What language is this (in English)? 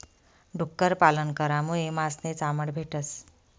Marathi